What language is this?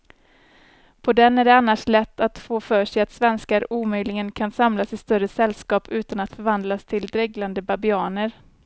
Swedish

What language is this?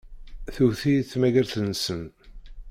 Kabyle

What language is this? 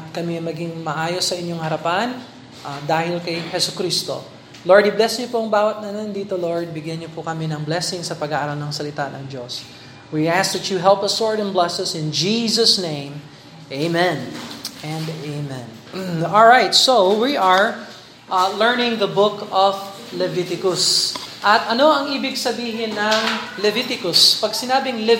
Filipino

